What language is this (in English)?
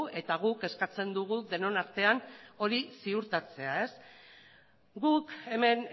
Basque